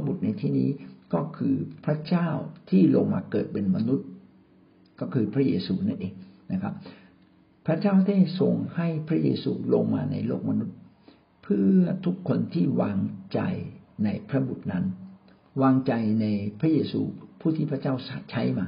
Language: Thai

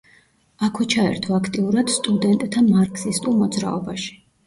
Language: Georgian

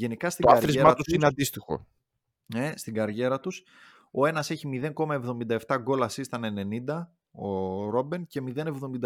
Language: Greek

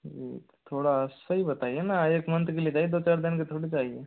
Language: Hindi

